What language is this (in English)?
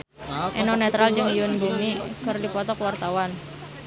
Sundanese